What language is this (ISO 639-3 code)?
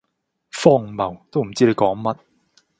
yue